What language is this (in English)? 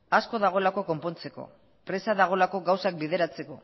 Basque